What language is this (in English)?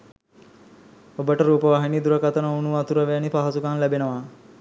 Sinhala